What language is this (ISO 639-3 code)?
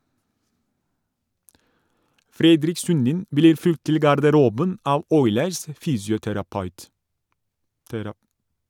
nor